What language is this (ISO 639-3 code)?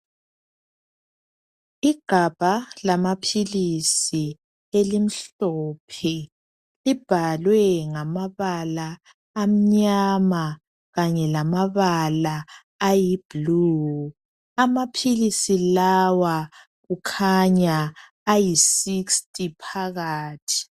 nde